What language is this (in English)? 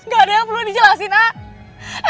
Indonesian